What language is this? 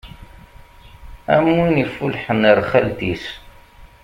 Kabyle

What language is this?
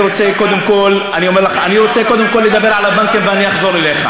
Hebrew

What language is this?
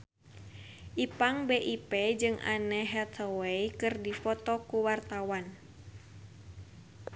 Sundanese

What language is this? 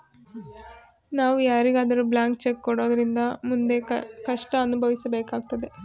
Kannada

